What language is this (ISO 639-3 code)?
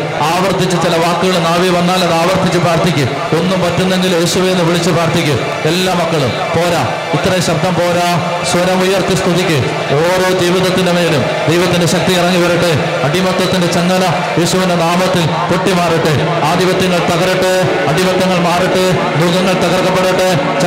mal